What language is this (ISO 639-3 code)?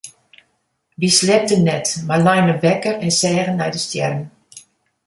fry